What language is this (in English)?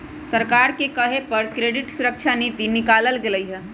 Magahi